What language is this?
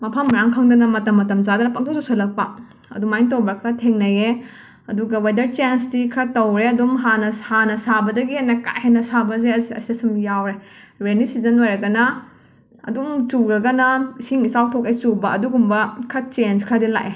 Manipuri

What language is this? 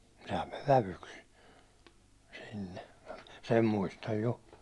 Finnish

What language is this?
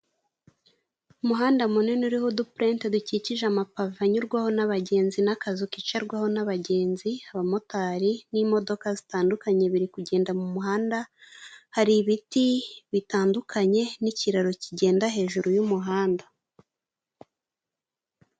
Kinyarwanda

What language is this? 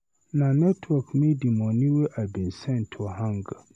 Nigerian Pidgin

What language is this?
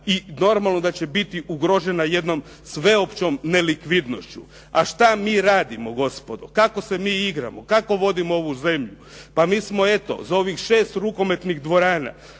Croatian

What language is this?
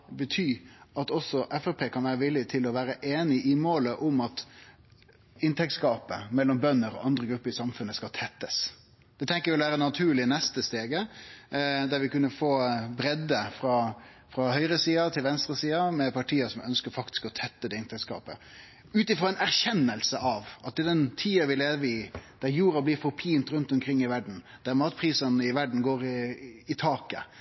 Norwegian Nynorsk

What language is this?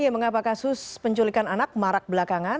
Indonesian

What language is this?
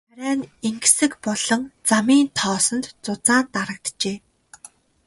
Mongolian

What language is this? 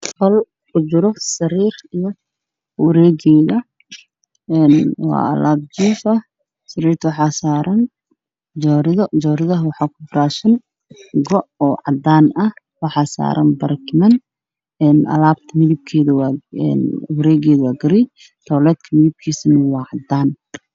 Somali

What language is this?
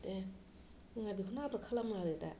Bodo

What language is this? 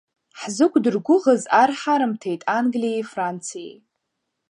Abkhazian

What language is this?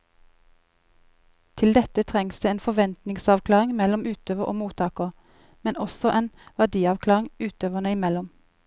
Norwegian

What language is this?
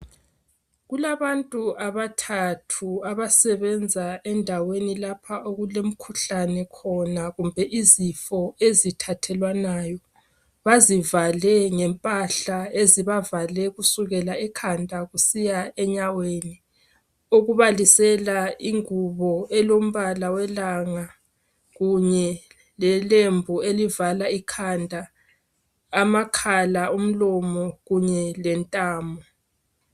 North Ndebele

